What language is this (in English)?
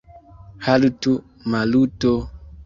Esperanto